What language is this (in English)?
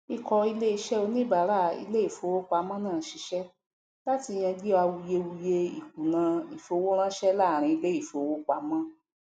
Yoruba